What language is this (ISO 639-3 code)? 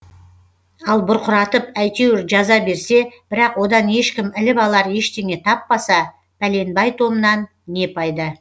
kaz